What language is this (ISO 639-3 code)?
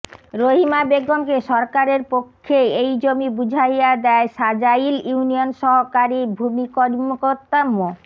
ben